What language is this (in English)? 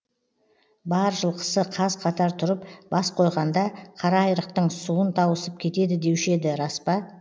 Kazakh